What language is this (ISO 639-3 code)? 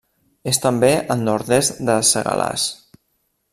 cat